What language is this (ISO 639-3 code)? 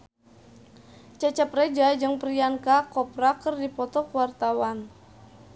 sun